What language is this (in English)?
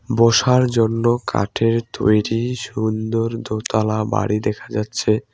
Bangla